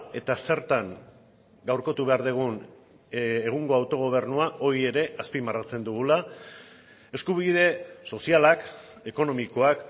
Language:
Basque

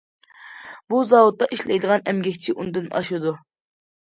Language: Uyghur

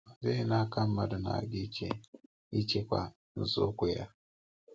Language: Igbo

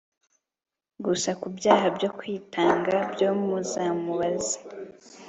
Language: Kinyarwanda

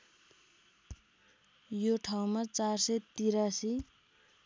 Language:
Nepali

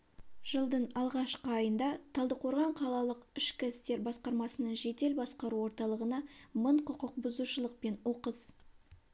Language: Kazakh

